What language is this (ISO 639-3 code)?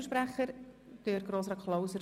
gsw